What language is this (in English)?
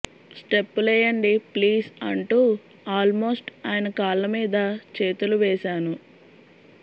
Telugu